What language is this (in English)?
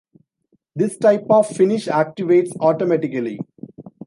English